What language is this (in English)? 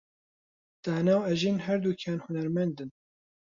Central Kurdish